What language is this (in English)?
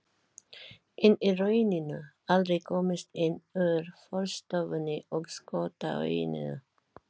Icelandic